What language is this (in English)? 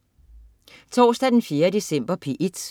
Danish